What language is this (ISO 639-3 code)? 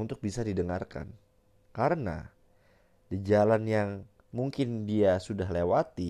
ind